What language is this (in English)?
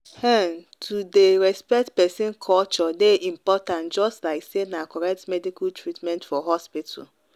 Nigerian Pidgin